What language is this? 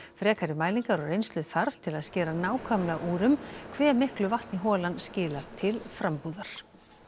Icelandic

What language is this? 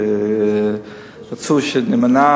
Hebrew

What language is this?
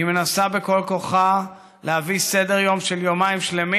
Hebrew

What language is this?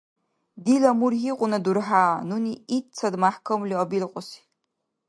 Dargwa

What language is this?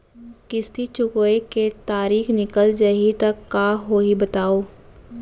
Chhattisgarhi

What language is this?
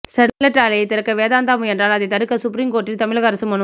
Tamil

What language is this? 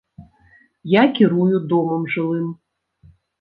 Belarusian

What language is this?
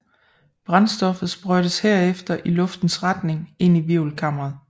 Danish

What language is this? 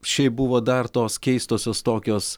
Lithuanian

